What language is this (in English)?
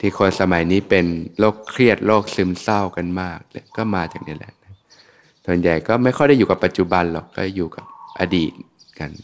Thai